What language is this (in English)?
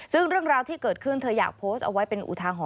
Thai